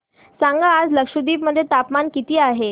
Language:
Marathi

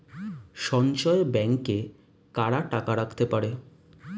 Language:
Bangla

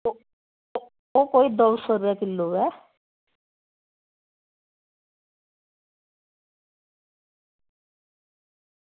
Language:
Dogri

